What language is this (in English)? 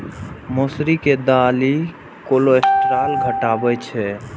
Maithili